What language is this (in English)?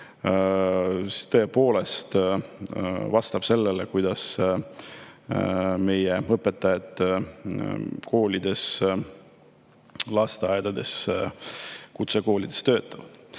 Estonian